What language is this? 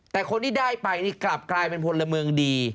Thai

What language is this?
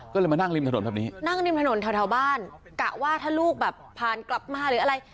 Thai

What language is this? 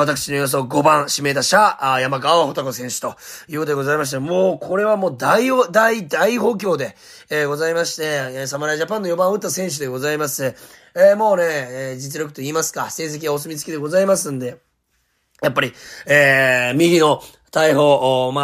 Japanese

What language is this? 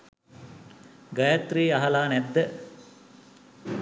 Sinhala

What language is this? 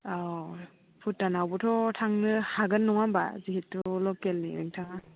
Bodo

